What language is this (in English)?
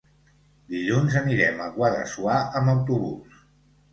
Catalan